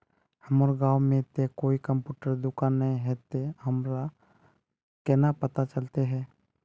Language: Magahi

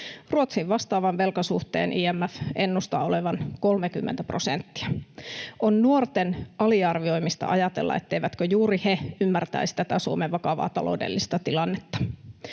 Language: Finnish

